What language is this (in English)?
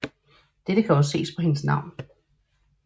Danish